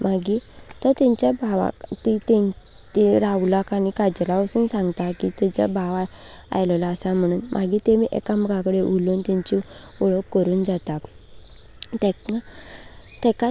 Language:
Konkani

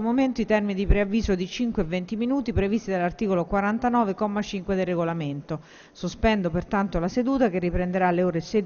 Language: Italian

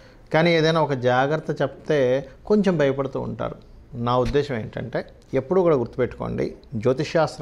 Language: Hindi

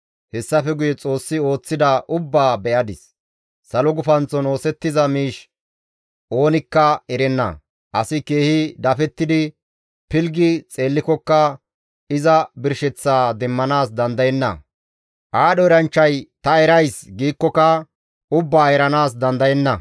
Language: Gamo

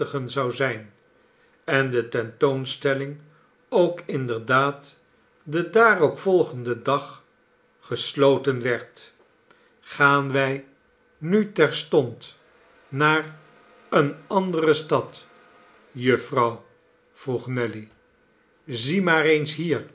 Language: Dutch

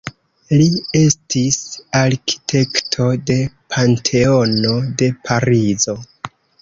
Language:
Esperanto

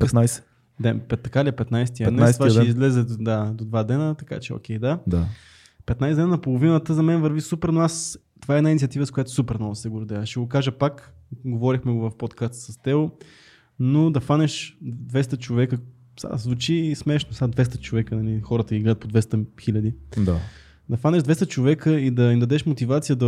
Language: Bulgarian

